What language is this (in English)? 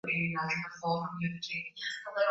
Swahili